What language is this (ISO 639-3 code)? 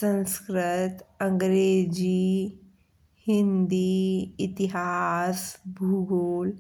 bns